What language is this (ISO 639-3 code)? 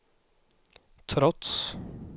swe